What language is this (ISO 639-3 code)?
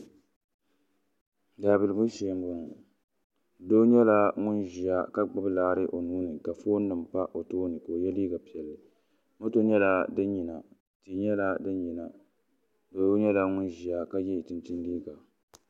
dag